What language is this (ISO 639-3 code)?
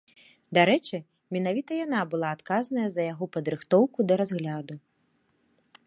bel